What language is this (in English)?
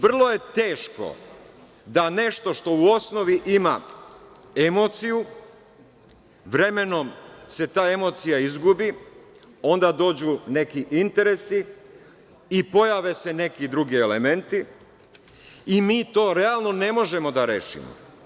Serbian